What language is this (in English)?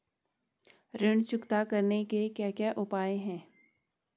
Hindi